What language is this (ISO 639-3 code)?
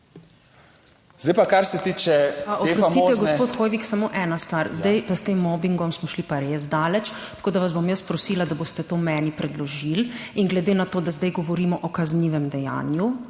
slv